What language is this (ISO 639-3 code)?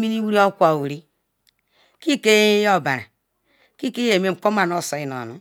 ikw